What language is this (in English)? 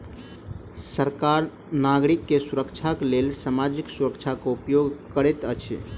Maithili